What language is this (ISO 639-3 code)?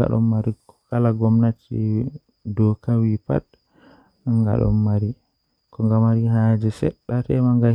fuh